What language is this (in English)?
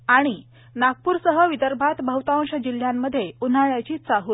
Marathi